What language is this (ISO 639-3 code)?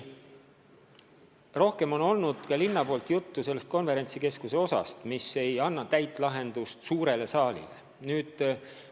est